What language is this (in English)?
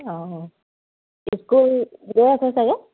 Assamese